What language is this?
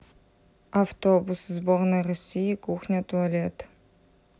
Russian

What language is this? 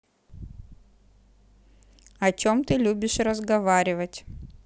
Russian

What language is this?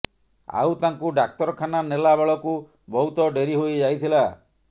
Odia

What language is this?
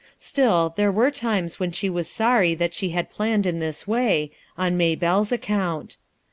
English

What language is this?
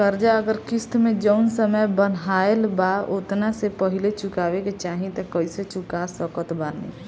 Bhojpuri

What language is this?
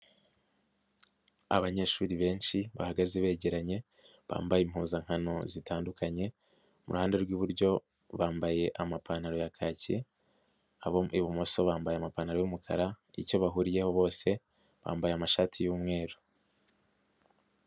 Kinyarwanda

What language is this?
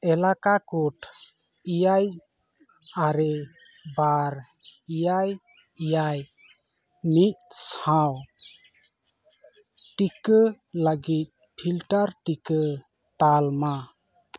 Santali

